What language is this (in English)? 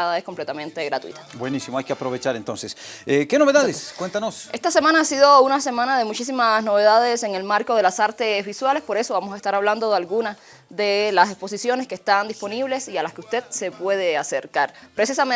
Spanish